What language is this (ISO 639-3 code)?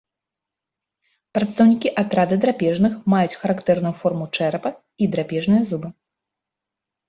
bel